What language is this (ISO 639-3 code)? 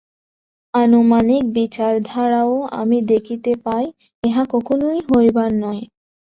ben